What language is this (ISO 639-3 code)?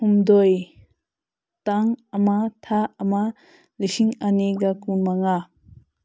mni